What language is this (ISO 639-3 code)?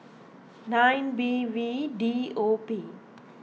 eng